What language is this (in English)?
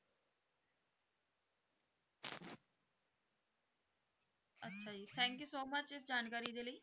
Punjabi